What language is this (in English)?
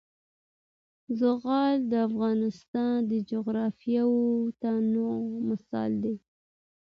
Pashto